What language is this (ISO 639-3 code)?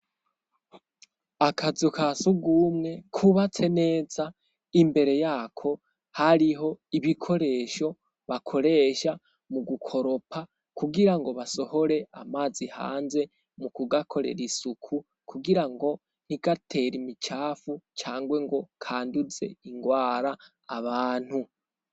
run